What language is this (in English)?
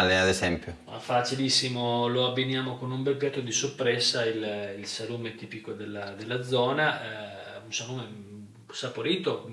Italian